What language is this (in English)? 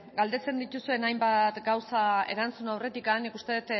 Basque